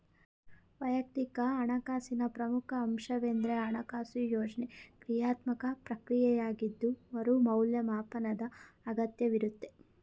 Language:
Kannada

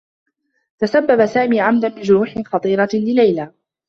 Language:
Arabic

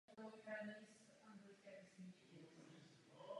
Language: Czech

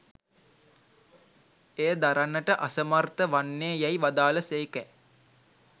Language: Sinhala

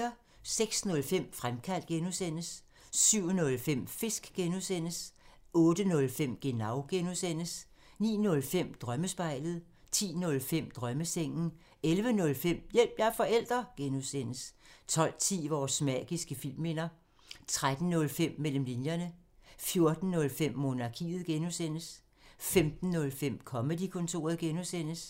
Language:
Danish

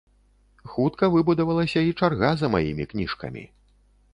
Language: Belarusian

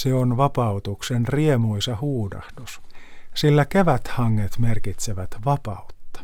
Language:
Finnish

